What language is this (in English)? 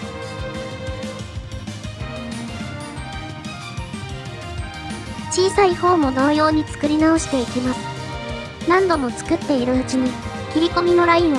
Japanese